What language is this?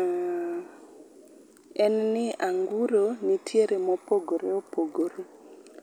Luo (Kenya and Tanzania)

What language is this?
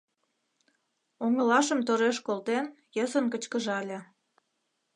Mari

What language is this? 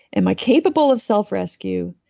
English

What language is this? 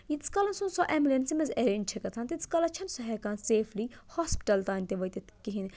Kashmiri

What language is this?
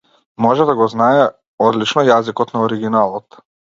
Macedonian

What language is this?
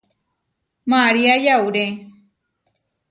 Huarijio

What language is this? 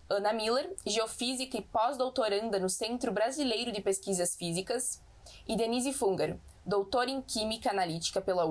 Portuguese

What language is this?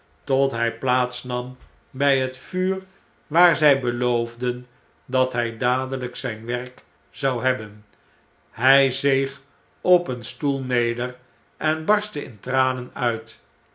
Dutch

